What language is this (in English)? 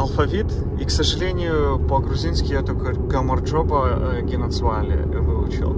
Russian